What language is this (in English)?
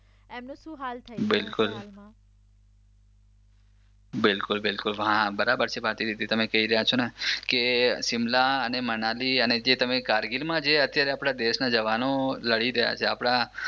Gujarati